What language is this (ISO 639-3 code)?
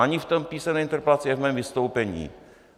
ces